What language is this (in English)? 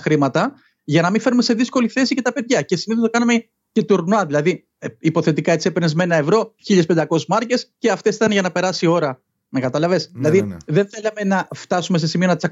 Greek